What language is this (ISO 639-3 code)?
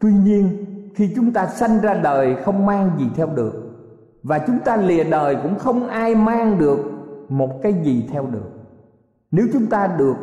vie